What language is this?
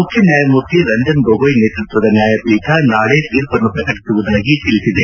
Kannada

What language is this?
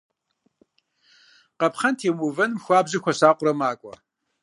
Kabardian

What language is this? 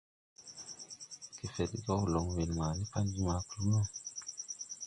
Tupuri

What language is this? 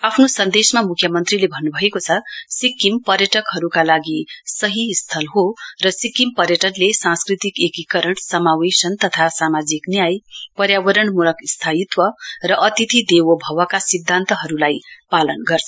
Nepali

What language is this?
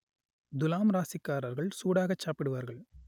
Tamil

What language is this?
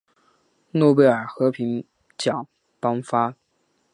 Chinese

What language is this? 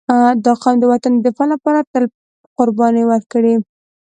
Pashto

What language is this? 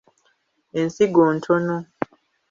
Ganda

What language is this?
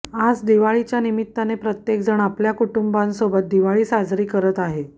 Marathi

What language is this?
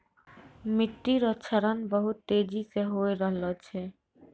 Maithili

